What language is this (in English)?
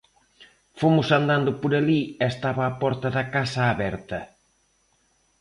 Galician